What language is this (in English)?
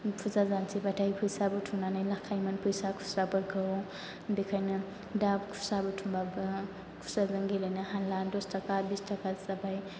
Bodo